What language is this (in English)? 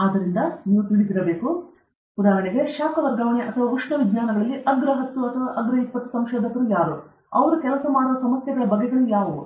Kannada